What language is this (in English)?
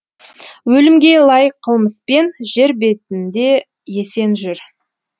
Kazakh